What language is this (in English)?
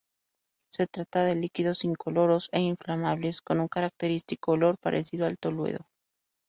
Spanish